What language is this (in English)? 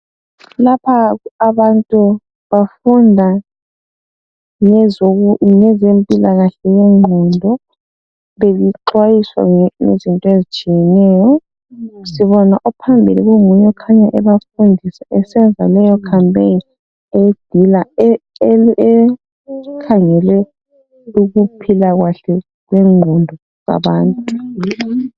North Ndebele